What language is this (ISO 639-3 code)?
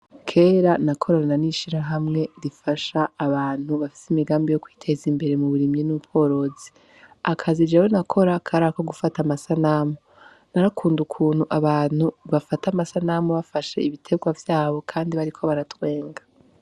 run